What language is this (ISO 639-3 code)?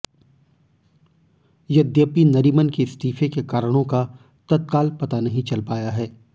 hin